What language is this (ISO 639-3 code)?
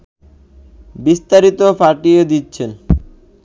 ben